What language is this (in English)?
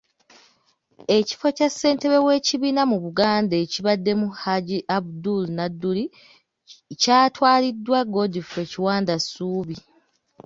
Ganda